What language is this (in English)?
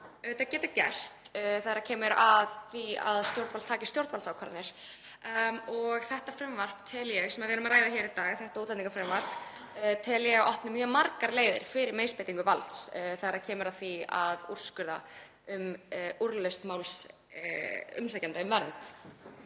Icelandic